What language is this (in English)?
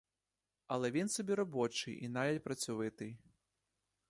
Ukrainian